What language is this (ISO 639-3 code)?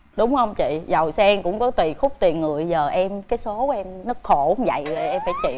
vie